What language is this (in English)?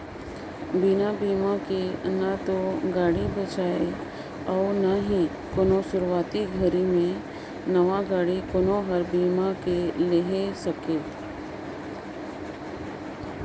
Chhattisgarhi